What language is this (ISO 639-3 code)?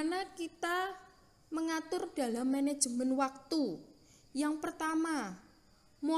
ind